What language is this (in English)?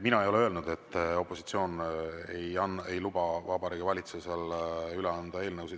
Estonian